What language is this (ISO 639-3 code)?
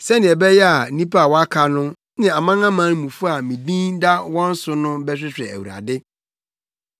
aka